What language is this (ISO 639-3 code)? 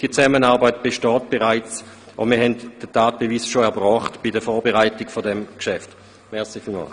gsw